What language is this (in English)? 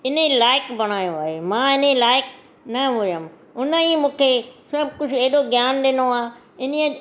Sindhi